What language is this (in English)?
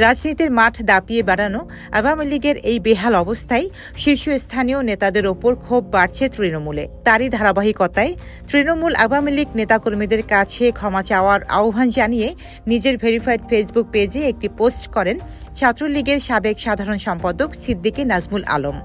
Bangla